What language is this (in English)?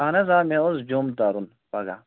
Kashmiri